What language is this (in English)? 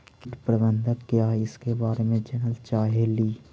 Magahi